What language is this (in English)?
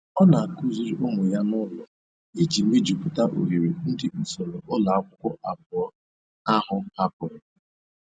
Igbo